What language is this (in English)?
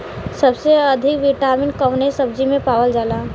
Bhojpuri